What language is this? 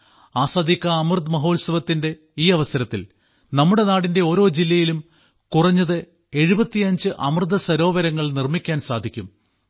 Malayalam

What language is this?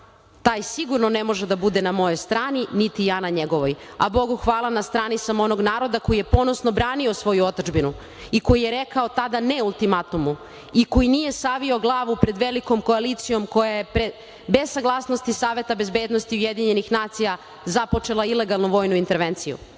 Serbian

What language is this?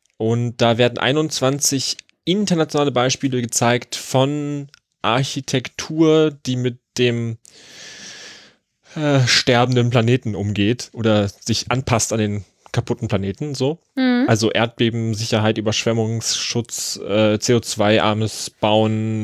German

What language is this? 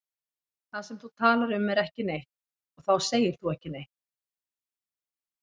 Icelandic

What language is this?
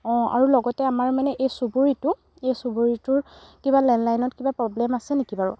Assamese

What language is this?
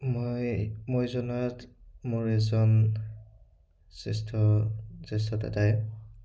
Assamese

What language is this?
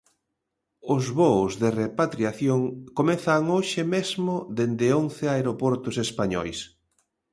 Galician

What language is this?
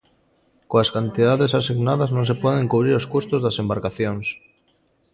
Galician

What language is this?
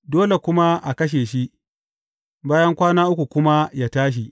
Hausa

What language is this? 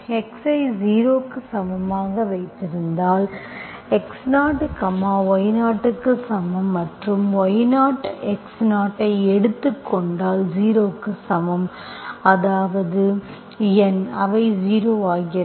Tamil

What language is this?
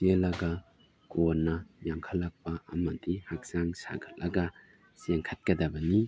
Manipuri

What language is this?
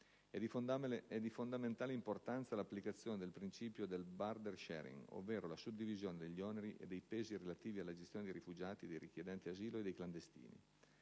Italian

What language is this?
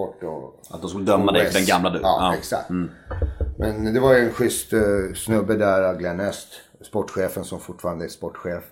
Swedish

